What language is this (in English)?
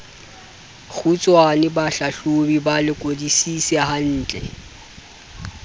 Southern Sotho